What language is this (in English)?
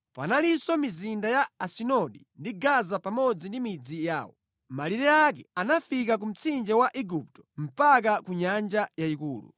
Nyanja